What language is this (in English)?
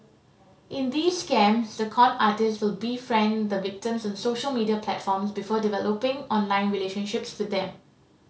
English